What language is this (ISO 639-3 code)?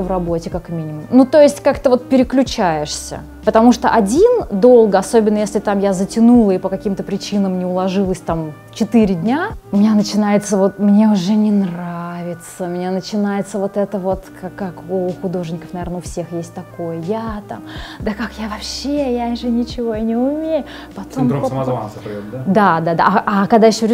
rus